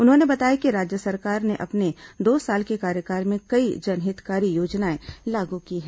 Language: Hindi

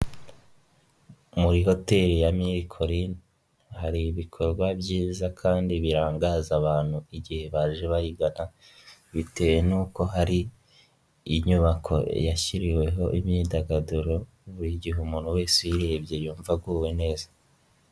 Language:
Kinyarwanda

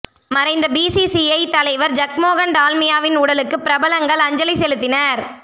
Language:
Tamil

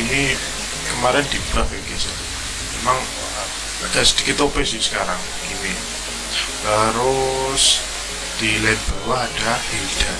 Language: Indonesian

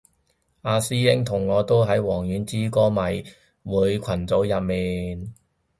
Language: Cantonese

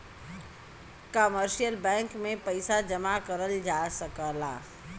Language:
Bhojpuri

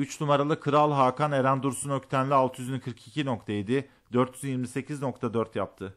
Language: Turkish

